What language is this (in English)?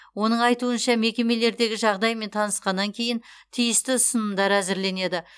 Kazakh